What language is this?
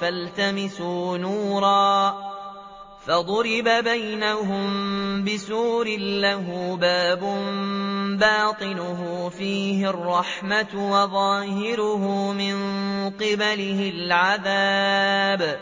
Arabic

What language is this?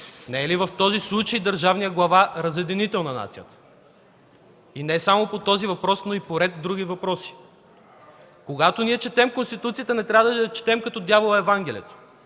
Bulgarian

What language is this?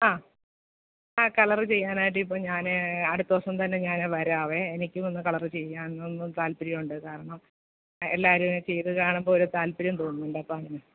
Malayalam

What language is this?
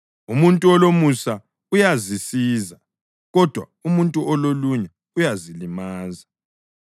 North Ndebele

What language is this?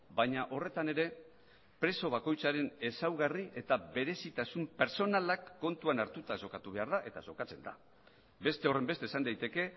Basque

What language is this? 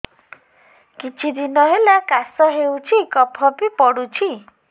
Odia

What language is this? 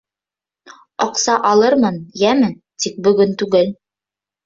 Bashkir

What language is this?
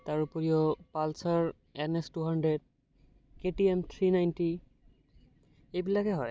Assamese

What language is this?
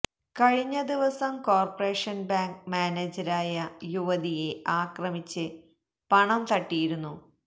Malayalam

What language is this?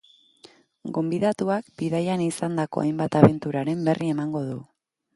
Basque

